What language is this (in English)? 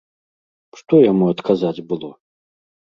Belarusian